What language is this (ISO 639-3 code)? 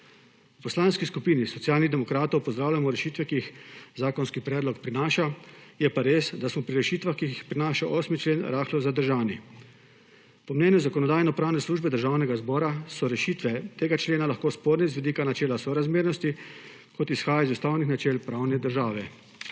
slv